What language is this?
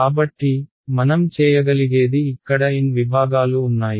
Telugu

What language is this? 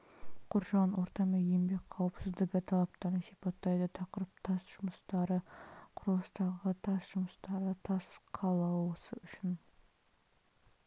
Kazakh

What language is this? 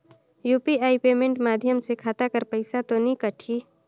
Chhattisgarhi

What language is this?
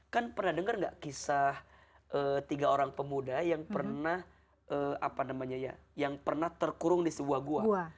Indonesian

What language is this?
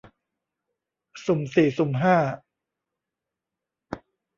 Thai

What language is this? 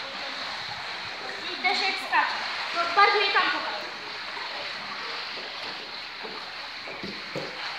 Polish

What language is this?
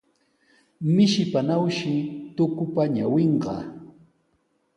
Sihuas Ancash Quechua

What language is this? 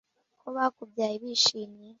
Kinyarwanda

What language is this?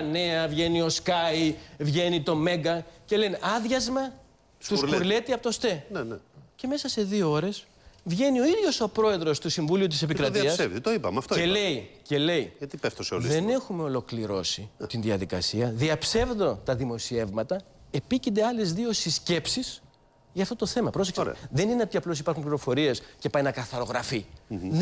Greek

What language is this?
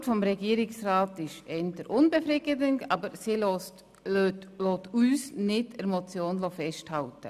Swiss German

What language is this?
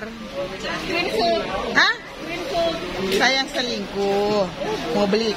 Indonesian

